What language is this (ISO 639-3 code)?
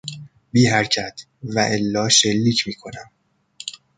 fas